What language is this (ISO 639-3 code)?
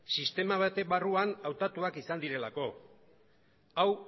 eus